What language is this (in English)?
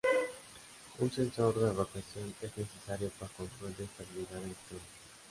Spanish